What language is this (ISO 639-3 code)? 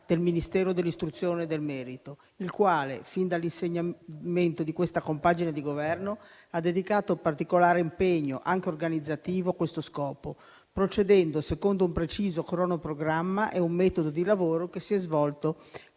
ita